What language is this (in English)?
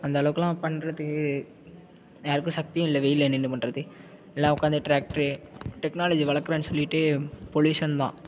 Tamil